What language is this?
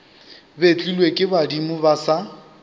Northern Sotho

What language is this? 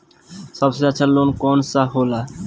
Bhojpuri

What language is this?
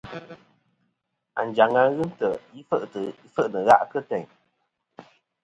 Kom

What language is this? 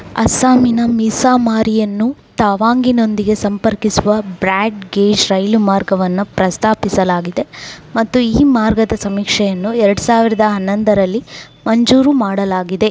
Kannada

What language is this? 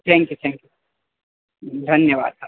Sanskrit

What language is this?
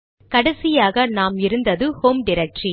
Tamil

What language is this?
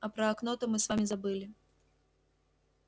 Russian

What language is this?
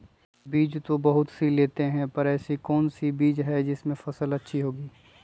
Magahi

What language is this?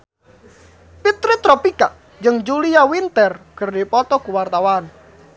Sundanese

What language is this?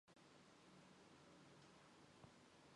Mongolian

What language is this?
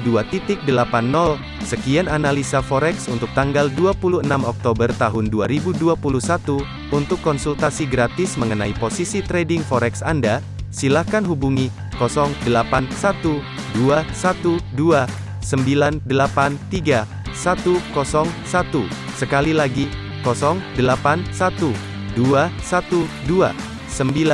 Indonesian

